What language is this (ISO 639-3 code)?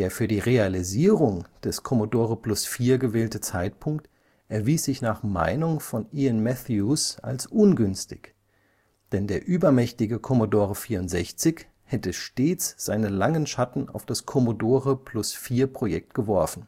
deu